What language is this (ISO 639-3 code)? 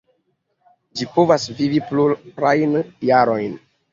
epo